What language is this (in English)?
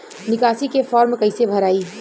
Bhojpuri